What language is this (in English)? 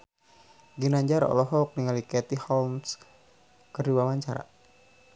Sundanese